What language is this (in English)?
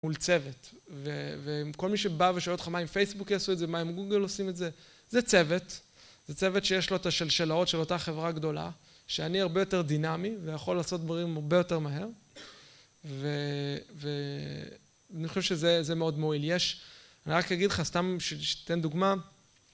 Hebrew